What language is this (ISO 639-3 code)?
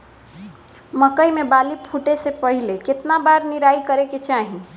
bho